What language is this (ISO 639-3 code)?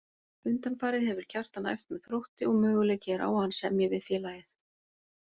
isl